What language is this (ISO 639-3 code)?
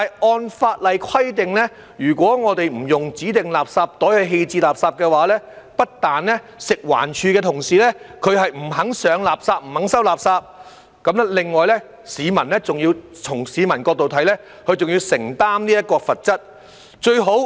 yue